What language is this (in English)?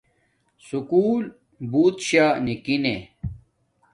Domaaki